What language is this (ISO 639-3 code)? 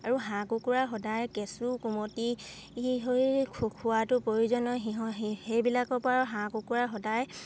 asm